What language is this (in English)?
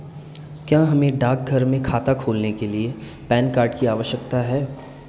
Hindi